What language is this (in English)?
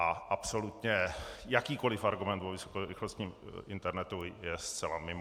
Czech